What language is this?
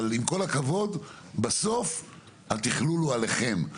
Hebrew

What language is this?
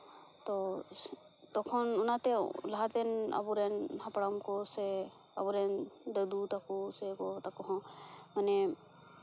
Santali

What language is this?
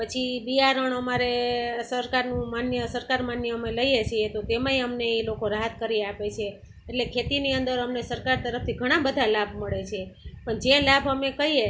Gujarati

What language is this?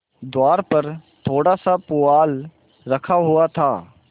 Hindi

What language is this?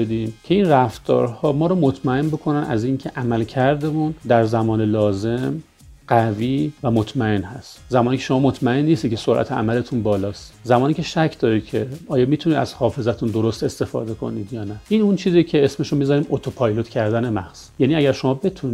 Persian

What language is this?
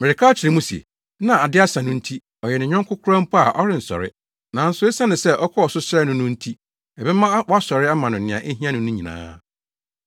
Akan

